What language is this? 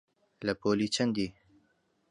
Central Kurdish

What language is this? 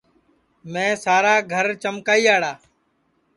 Sansi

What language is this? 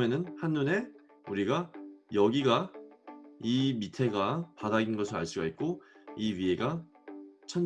Korean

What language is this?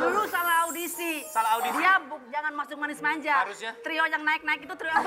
Indonesian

